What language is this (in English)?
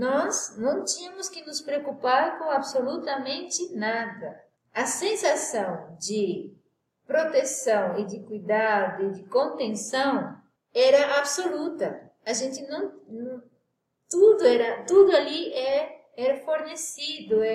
Portuguese